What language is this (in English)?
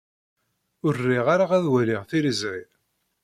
Kabyle